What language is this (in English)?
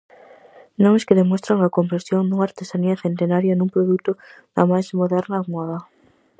Galician